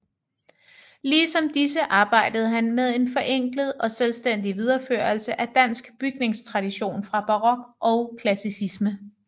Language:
Danish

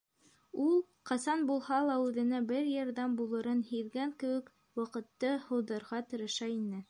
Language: Bashkir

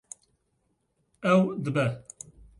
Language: Kurdish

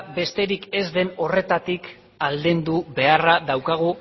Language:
Basque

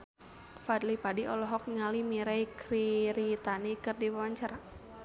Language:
Sundanese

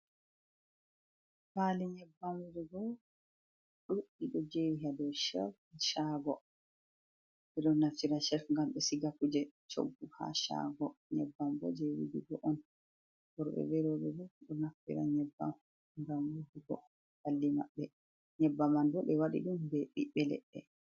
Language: Fula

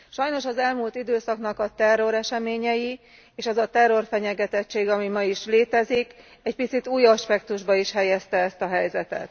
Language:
Hungarian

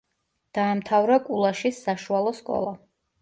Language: Georgian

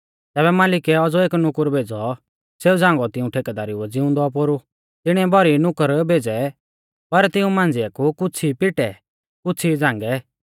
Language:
Mahasu Pahari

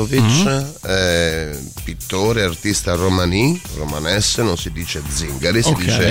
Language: Italian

